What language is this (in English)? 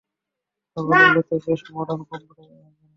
Bangla